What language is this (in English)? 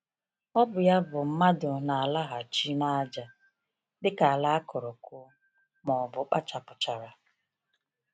Igbo